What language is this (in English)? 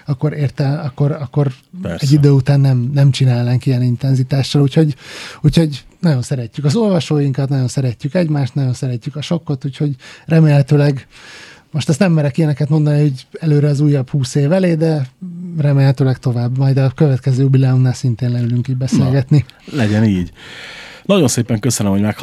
Hungarian